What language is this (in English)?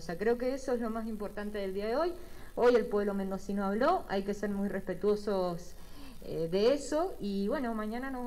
Spanish